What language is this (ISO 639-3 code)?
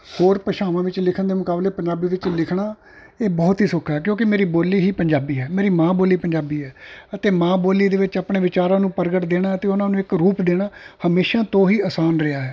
pan